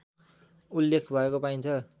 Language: Nepali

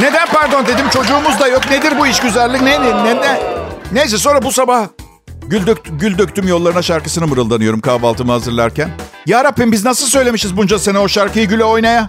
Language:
Turkish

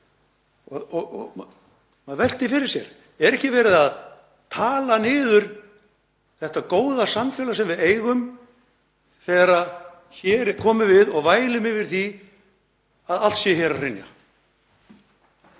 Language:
Icelandic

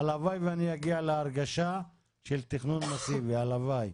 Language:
Hebrew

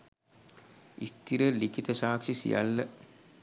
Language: Sinhala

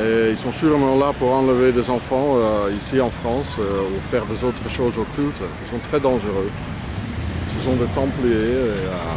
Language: French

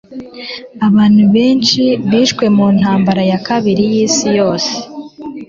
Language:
Kinyarwanda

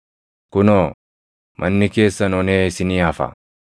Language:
Oromo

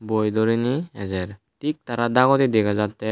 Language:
Chakma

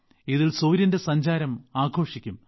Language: Malayalam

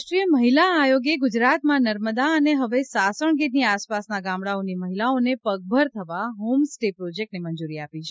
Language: Gujarati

